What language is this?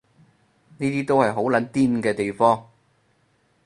Cantonese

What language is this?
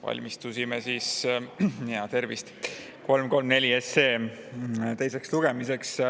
Estonian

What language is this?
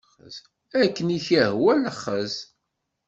Kabyle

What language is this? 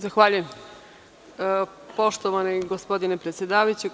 Serbian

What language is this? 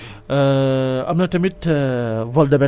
Wolof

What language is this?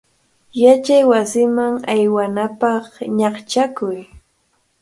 Cajatambo North Lima Quechua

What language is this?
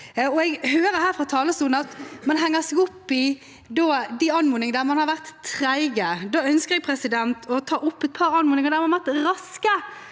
Norwegian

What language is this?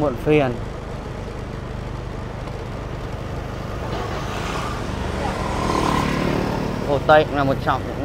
Vietnamese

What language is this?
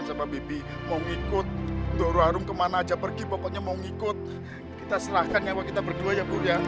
Indonesian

